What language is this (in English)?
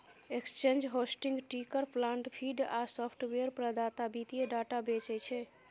Maithili